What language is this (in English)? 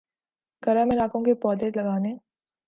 Urdu